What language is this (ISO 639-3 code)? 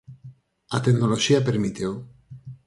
glg